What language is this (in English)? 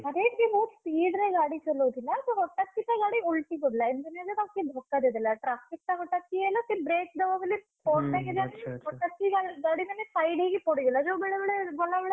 Odia